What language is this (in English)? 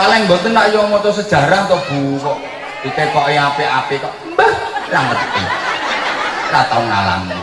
Indonesian